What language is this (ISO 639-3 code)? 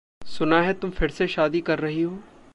hin